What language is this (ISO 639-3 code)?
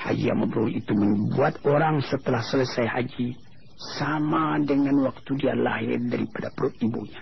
msa